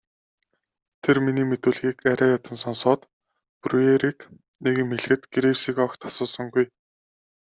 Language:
Mongolian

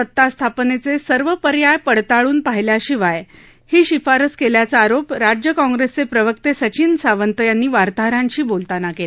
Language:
Marathi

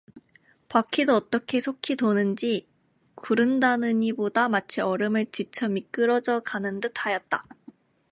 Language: Korean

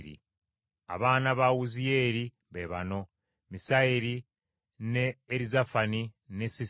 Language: Ganda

